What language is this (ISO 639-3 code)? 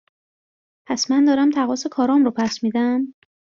fas